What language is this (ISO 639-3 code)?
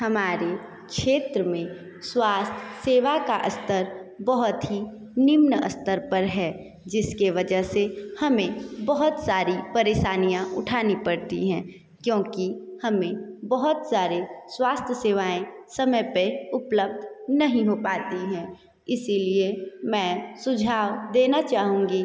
hin